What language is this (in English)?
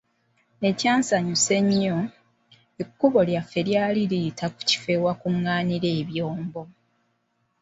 Ganda